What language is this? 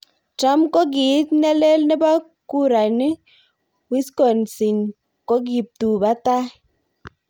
Kalenjin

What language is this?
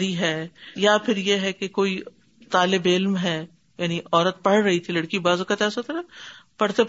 Urdu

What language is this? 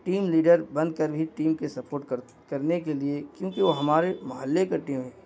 Urdu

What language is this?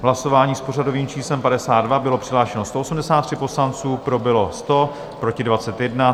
Czech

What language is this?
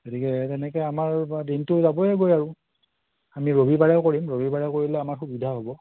Assamese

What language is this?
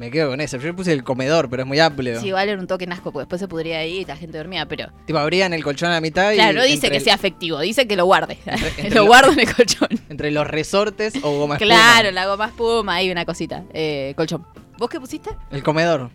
Spanish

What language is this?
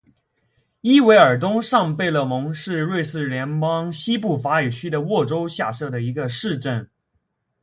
Chinese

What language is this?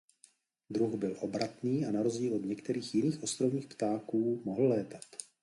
Czech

